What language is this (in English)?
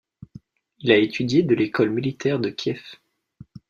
French